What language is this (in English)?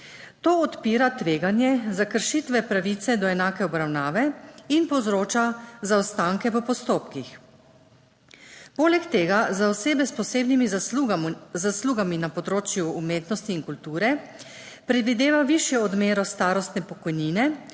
Slovenian